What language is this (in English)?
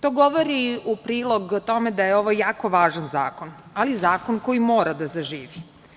Serbian